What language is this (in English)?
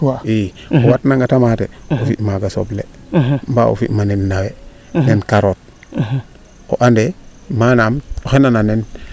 Serer